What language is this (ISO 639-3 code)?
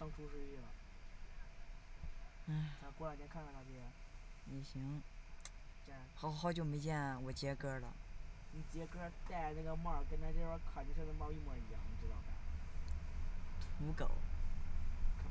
zho